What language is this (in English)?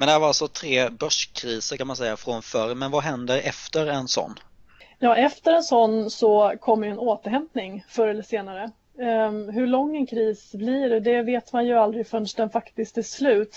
Swedish